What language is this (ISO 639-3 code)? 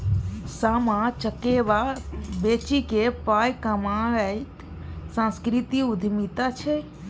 mai